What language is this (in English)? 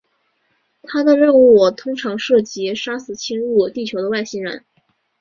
Chinese